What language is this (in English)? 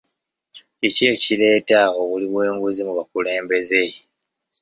Ganda